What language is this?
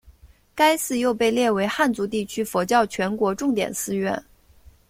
Chinese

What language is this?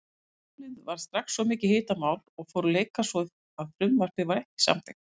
Icelandic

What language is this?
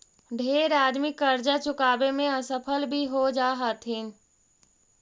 Magahi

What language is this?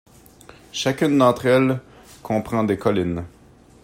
French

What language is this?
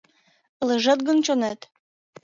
Mari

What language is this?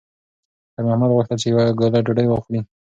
Pashto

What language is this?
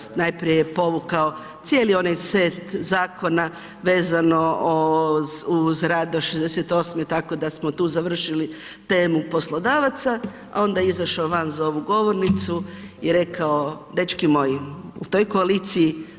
Croatian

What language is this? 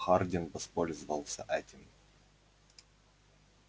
Russian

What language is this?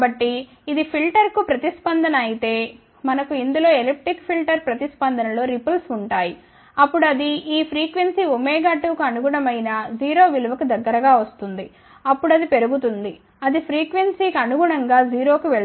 Telugu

